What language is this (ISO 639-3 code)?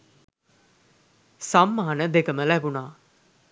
sin